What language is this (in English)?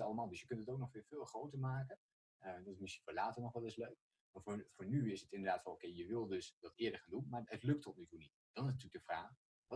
Dutch